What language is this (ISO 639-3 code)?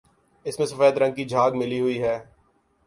urd